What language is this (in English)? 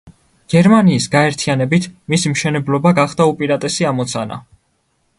Georgian